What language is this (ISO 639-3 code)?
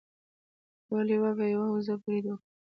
pus